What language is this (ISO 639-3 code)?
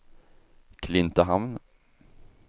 swe